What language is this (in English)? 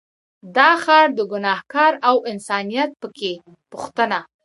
Pashto